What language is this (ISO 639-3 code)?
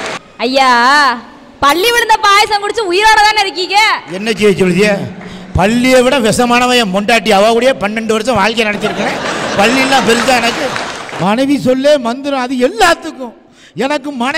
kor